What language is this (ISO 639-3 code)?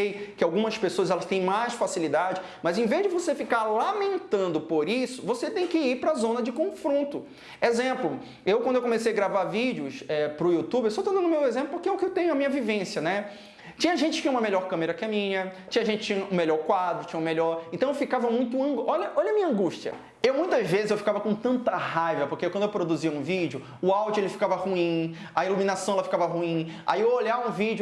por